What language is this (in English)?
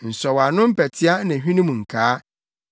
Akan